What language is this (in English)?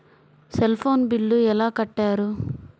Telugu